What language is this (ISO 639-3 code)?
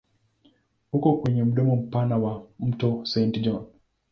swa